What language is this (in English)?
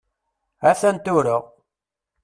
Kabyle